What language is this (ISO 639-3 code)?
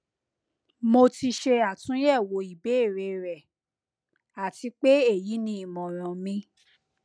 yor